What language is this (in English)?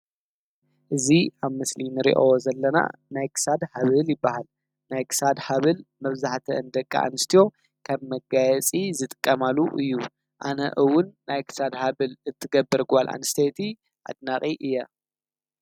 Tigrinya